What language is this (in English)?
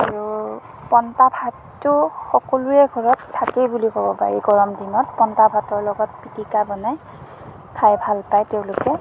Assamese